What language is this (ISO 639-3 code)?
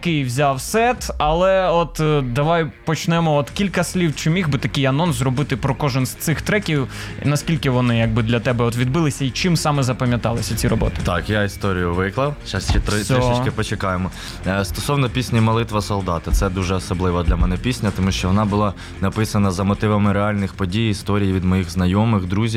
ukr